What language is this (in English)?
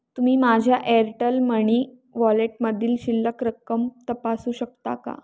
Marathi